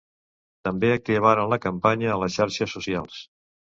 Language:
Catalan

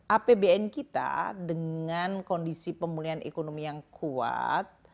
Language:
Indonesian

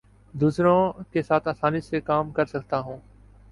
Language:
Urdu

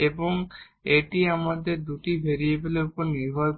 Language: Bangla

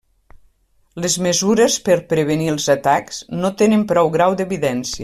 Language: Catalan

